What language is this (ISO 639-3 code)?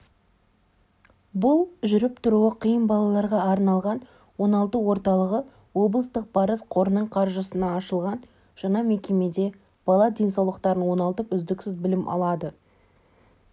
kaz